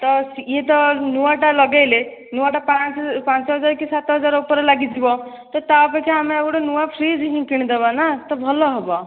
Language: Odia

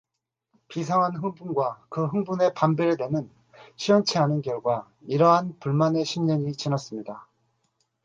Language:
Korean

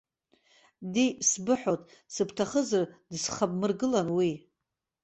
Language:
Abkhazian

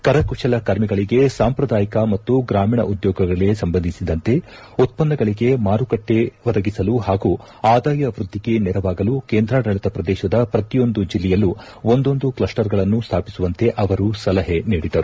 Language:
Kannada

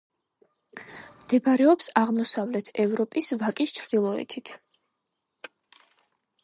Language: Georgian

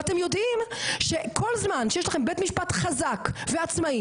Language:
Hebrew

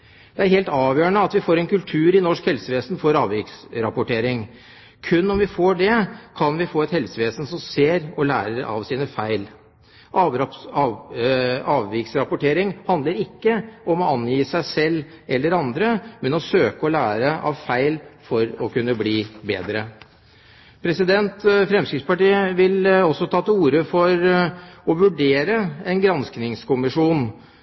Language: Norwegian Bokmål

